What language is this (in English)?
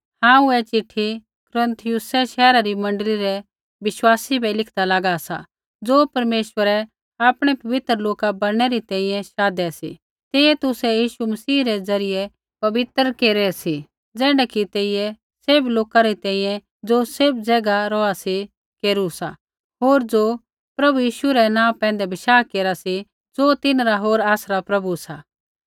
Kullu Pahari